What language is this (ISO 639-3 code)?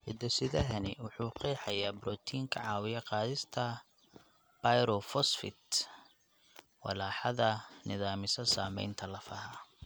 som